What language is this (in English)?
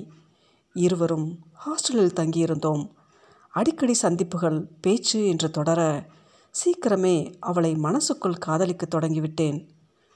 Tamil